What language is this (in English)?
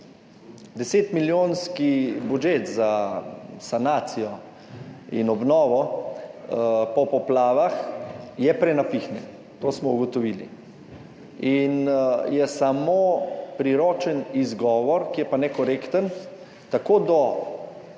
Slovenian